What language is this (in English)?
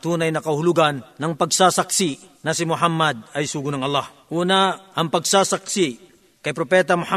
Filipino